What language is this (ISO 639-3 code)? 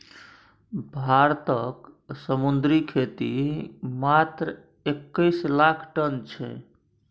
mai